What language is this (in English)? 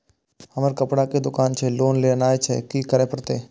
Maithili